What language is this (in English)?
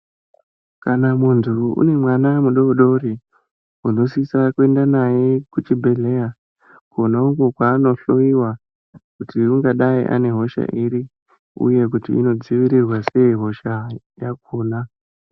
Ndau